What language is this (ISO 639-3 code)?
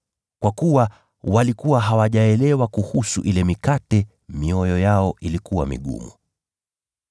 swa